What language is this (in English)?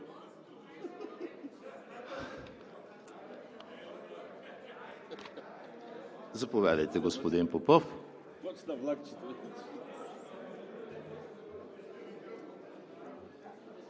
Bulgarian